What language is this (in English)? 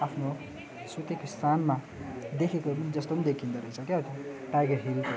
Nepali